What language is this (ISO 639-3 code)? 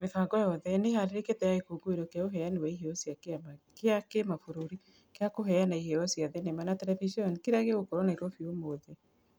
kik